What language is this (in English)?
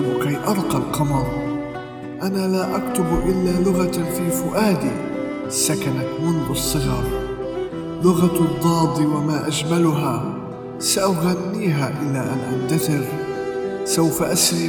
Arabic